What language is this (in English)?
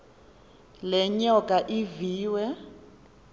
Xhosa